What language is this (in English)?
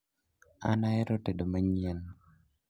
Luo (Kenya and Tanzania)